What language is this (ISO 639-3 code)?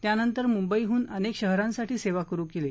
mar